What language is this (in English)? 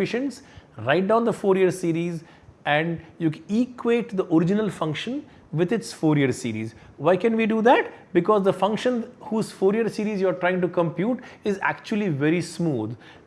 English